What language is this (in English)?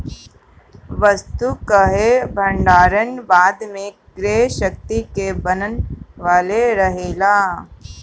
Bhojpuri